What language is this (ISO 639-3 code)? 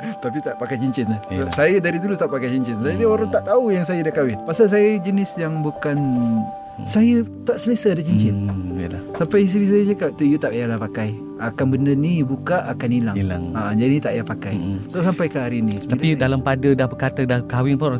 msa